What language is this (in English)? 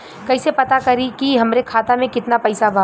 Bhojpuri